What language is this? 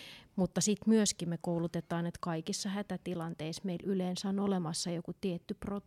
Finnish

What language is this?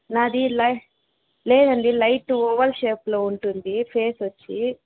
Telugu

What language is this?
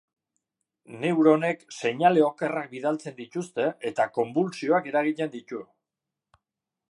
Basque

